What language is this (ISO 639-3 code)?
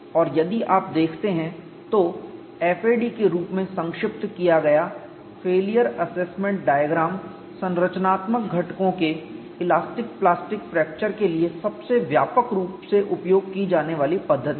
hin